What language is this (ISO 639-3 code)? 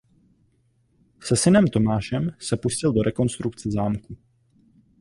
ces